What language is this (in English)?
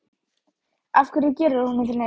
Icelandic